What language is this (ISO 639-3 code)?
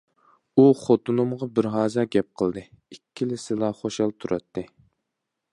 uig